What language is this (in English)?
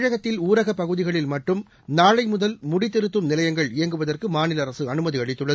Tamil